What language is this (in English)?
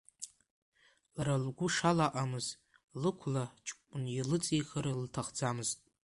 Abkhazian